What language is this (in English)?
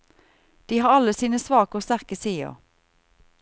Norwegian